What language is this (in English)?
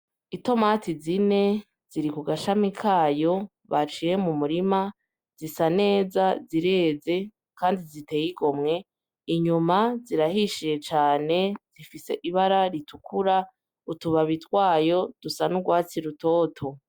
Rundi